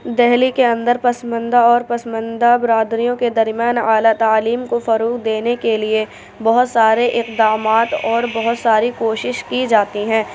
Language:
Urdu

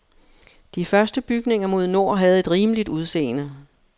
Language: Danish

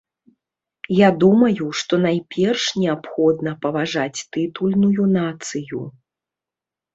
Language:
Belarusian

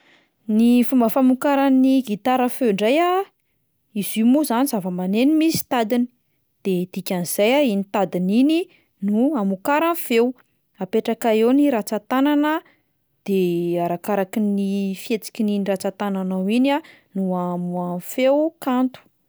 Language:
Malagasy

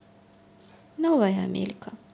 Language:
Russian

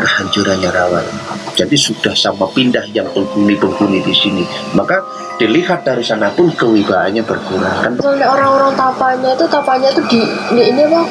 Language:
Indonesian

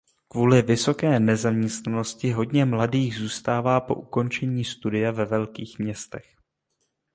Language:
Czech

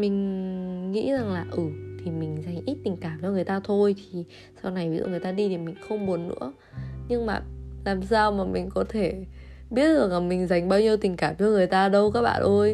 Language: Vietnamese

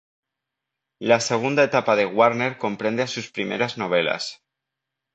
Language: Spanish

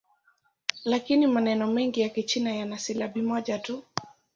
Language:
Swahili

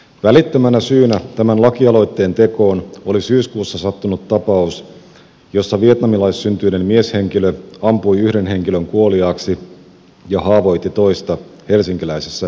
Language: Finnish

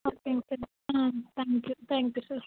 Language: Tamil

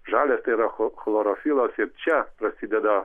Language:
Lithuanian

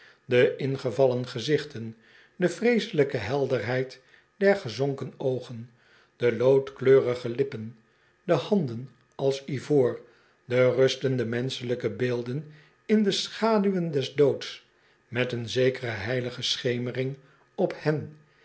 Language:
Dutch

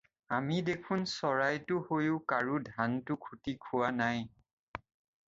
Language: Assamese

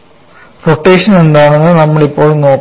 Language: Malayalam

